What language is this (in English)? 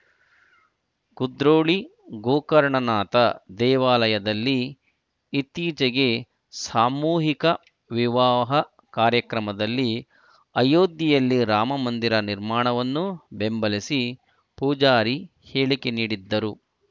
Kannada